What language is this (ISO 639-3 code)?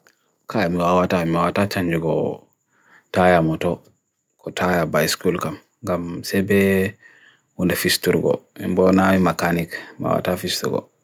fui